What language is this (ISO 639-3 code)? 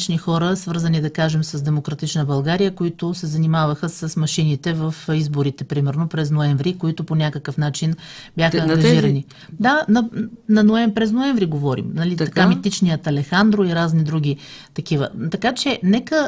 bul